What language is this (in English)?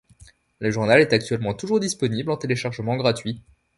French